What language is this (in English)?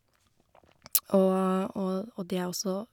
Norwegian